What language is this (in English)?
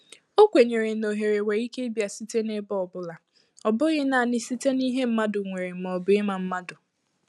Igbo